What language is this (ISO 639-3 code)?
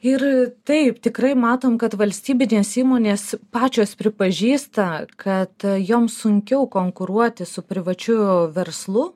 lit